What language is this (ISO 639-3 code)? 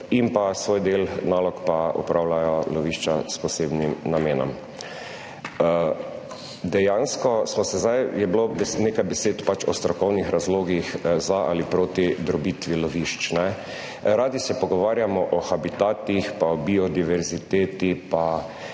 slv